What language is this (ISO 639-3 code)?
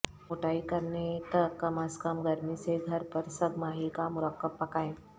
urd